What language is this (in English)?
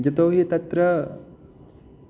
Sanskrit